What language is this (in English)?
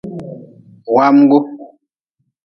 Nawdm